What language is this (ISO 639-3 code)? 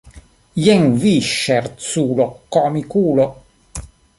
epo